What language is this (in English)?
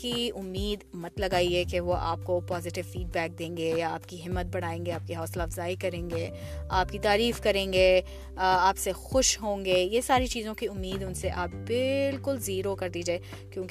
Urdu